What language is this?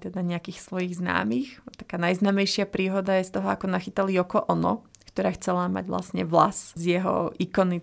Slovak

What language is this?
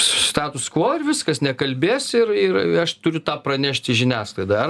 Lithuanian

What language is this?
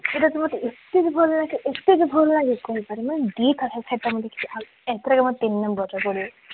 Odia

